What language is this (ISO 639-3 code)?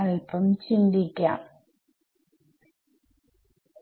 mal